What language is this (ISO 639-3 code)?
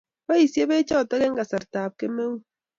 kln